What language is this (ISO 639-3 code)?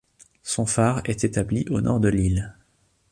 fra